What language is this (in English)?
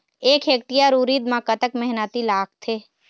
Chhattisgarhi